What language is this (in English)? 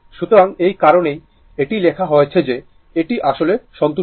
Bangla